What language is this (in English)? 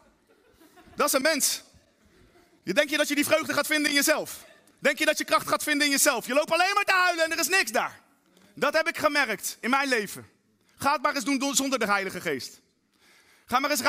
Dutch